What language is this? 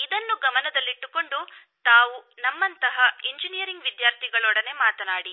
Kannada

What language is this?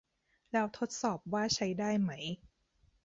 Thai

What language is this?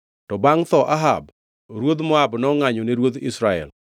Luo (Kenya and Tanzania)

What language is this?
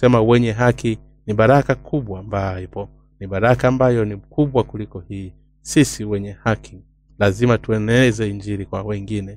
Swahili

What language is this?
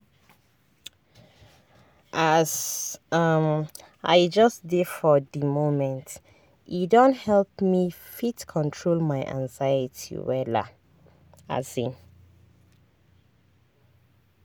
Nigerian Pidgin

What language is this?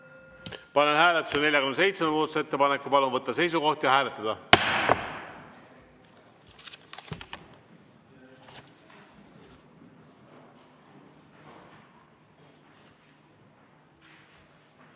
Estonian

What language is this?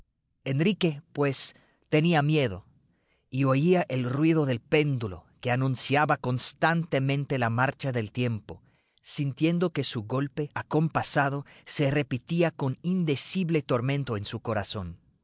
Spanish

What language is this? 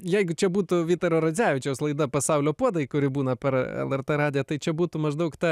Lithuanian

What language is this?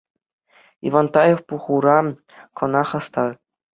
Chuvash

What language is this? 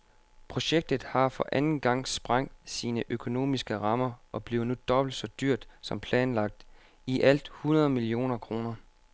Danish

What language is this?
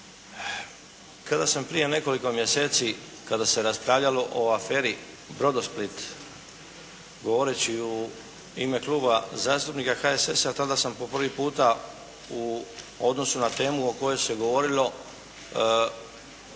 Croatian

